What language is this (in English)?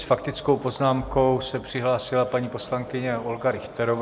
Czech